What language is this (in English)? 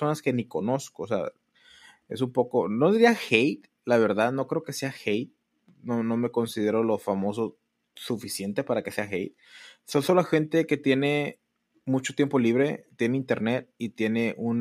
Spanish